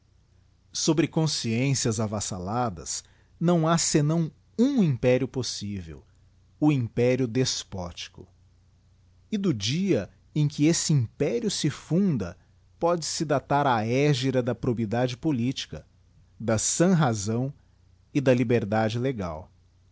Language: Portuguese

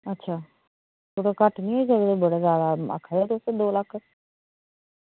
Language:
Dogri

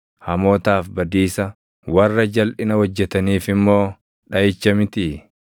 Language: Oromo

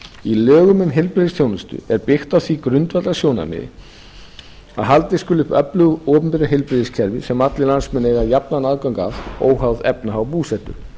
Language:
Icelandic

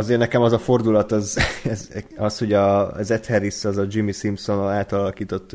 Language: Hungarian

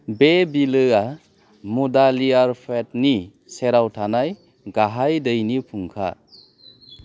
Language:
Bodo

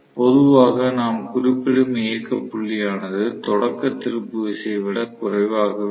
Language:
Tamil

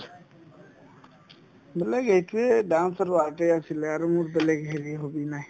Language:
Assamese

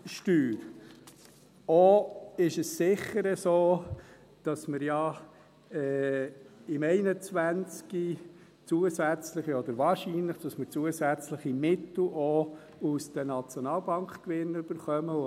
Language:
Swiss German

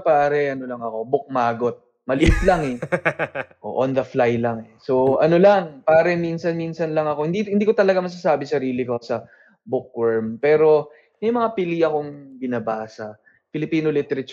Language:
Filipino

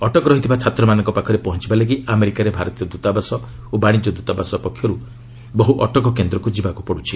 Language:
Odia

